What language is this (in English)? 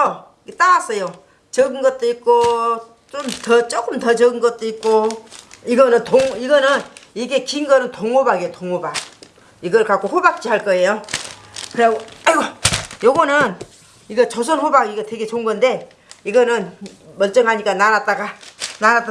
Korean